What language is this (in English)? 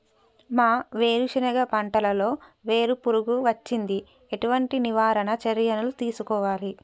Telugu